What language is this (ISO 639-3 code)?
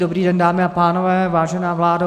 ces